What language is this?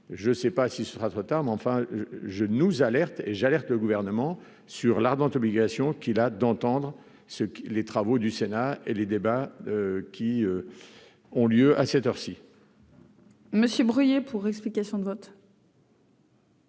French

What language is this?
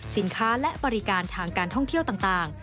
Thai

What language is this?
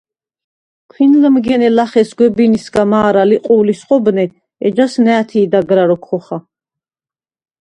Svan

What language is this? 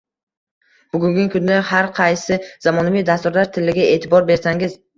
Uzbek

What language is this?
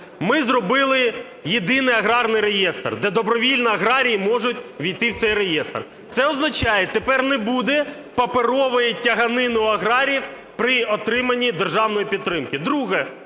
Ukrainian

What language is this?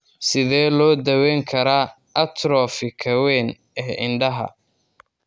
Somali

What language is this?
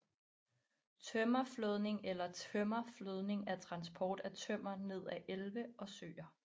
Danish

